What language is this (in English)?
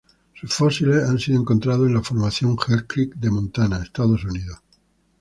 Spanish